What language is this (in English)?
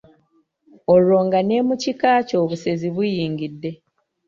Ganda